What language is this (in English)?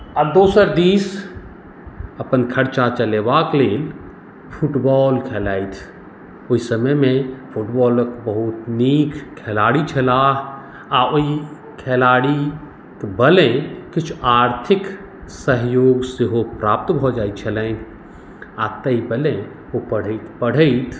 Maithili